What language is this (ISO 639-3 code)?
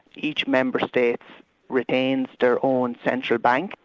eng